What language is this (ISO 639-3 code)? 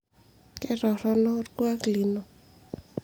mas